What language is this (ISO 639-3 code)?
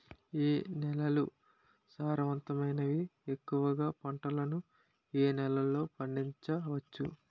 tel